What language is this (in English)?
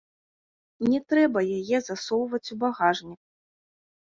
Belarusian